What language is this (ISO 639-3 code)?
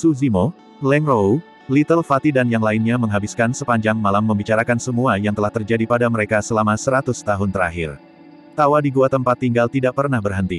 ind